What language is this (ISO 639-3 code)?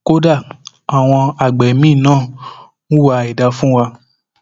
yor